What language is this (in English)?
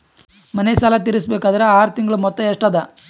Kannada